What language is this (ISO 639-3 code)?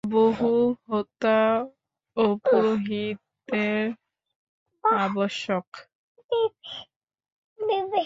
ben